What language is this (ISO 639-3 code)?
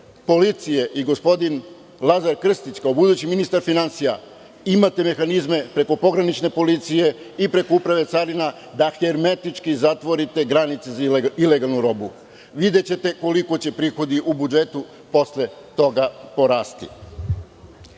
srp